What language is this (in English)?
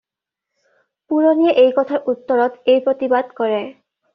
Assamese